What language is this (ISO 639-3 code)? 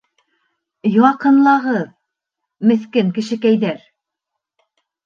bak